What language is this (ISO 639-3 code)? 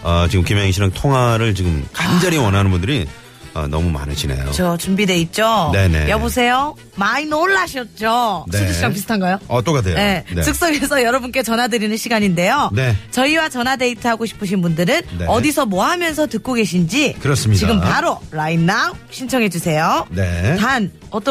kor